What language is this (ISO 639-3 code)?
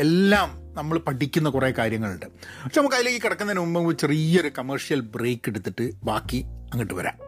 mal